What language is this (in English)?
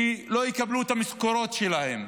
Hebrew